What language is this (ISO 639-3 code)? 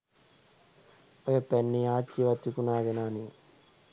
sin